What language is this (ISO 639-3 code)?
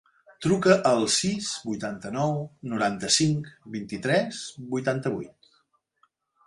cat